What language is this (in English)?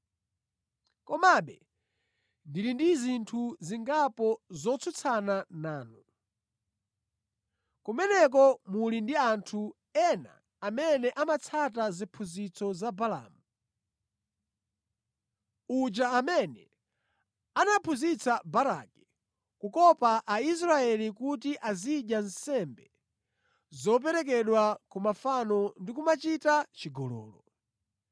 Nyanja